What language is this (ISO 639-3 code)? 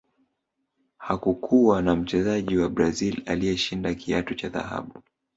swa